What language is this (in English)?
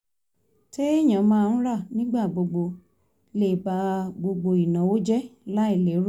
Yoruba